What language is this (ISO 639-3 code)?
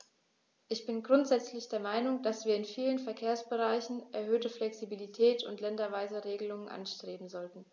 deu